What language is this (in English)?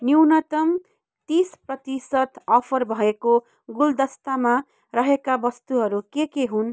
Nepali